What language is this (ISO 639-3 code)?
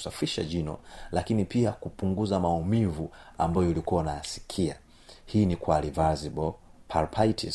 swa